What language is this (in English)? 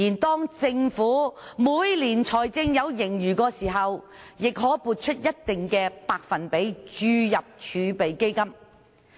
Cantonese